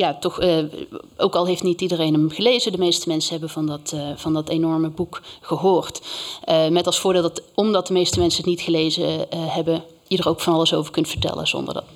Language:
Dutch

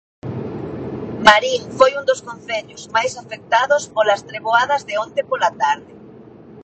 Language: Galician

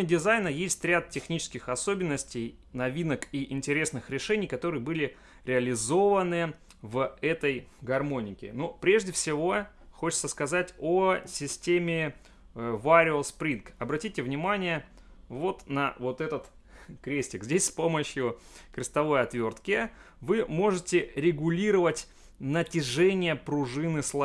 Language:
Russian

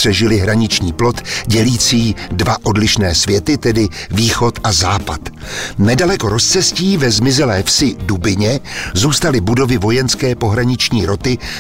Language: Czech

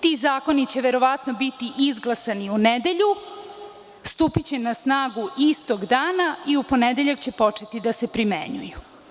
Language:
Serbian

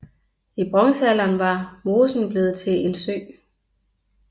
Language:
Danish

